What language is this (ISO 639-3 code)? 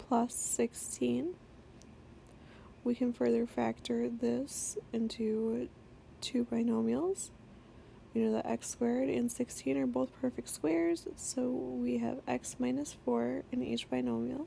eng